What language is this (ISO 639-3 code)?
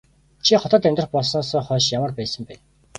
mon